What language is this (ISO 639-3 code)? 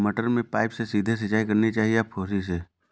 hin